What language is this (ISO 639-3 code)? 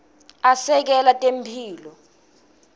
ssw